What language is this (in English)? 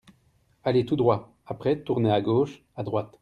French